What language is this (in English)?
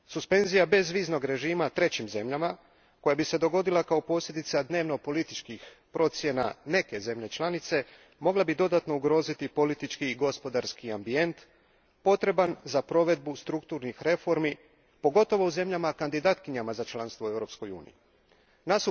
Croatian